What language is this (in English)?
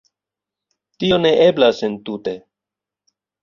Esperanto